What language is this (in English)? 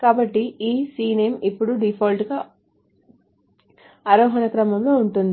Telugu